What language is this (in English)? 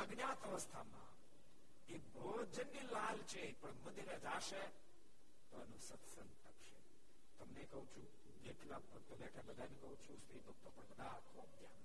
Gujarati